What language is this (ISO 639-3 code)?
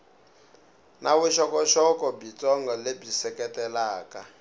tso